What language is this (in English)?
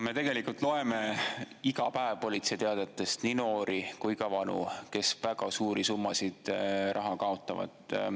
Estonian